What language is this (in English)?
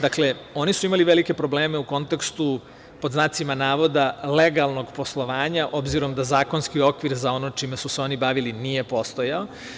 Serbian